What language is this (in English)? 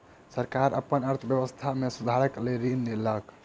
Maithili